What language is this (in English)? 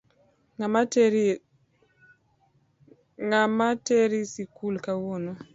Luo (Kenya and Tanzania)